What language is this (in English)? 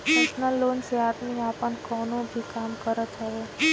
Bhojpuri